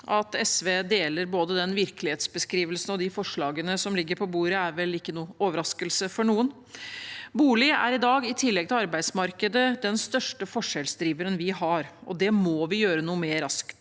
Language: Norwegian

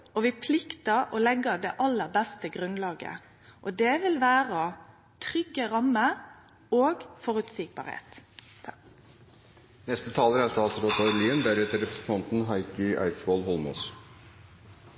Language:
Norwegian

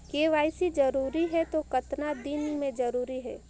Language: Chhattisgarhi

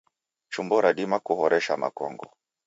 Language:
Taita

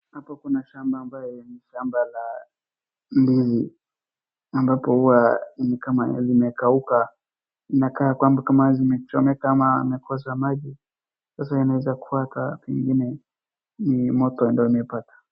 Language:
Swahili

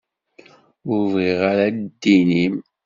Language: Kabyle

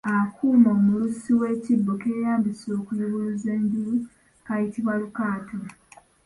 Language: Ganda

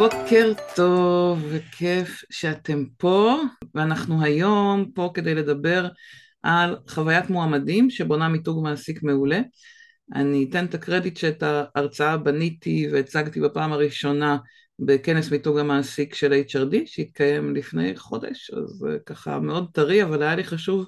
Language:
Hebrew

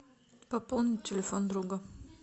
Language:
Russian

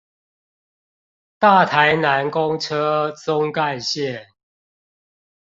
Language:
Chinese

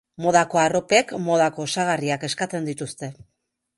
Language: Basque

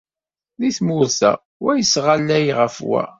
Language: Kabyle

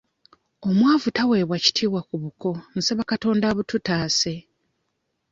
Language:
Ganda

